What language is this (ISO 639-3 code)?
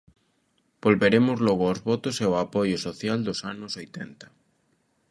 glg